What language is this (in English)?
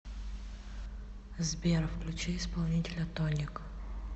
Russian